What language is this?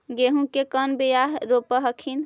Magahi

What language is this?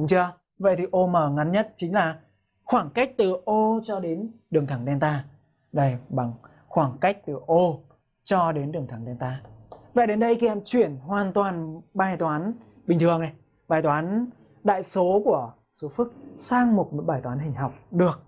Vietnamese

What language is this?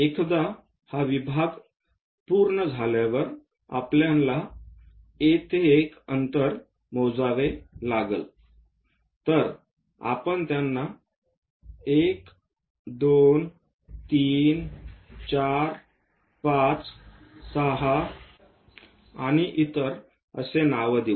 Marathi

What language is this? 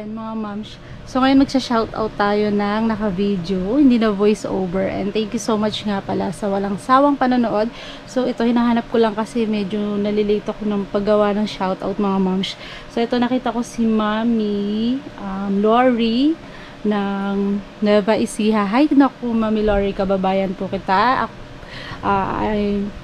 Filipino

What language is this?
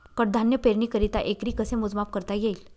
Marathi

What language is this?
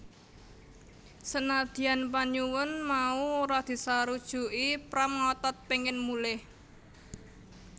Javanese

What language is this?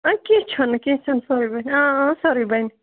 Kashmiri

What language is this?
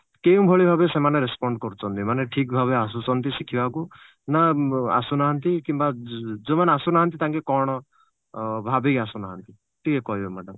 Odia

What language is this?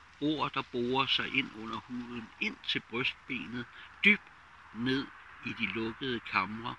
Danish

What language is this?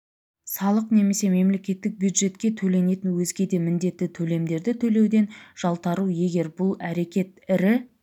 Kazakh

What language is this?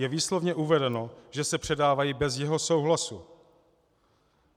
Czech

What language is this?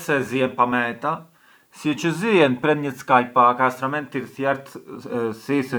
Arbëreshë Albanian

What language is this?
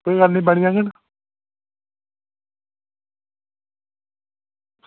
Dogri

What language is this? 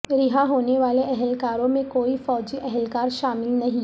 Urdu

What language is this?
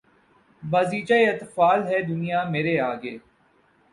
Urdu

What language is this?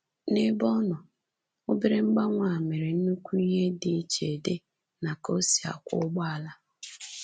Igbo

